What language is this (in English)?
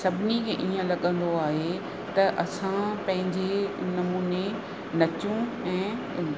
Sindhi